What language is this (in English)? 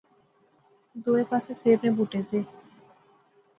Pahari-Potwari